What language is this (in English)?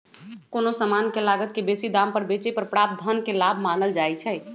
Magahi